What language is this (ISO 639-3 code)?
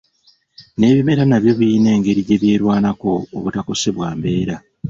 lug